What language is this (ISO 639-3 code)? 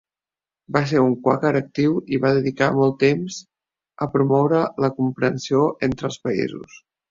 cat